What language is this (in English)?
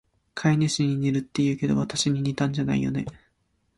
Japanese